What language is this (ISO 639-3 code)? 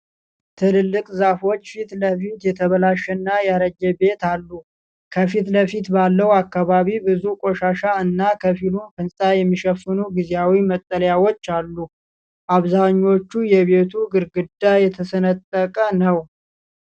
amh